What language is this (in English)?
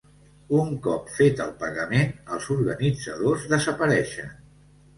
Catalan